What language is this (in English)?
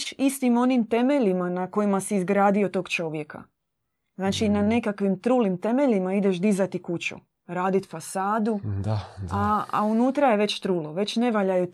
Croatian